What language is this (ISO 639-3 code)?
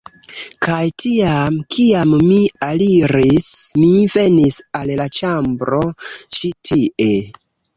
epo